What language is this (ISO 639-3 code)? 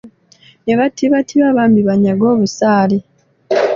lug